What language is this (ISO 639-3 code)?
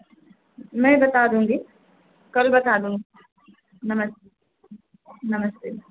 hin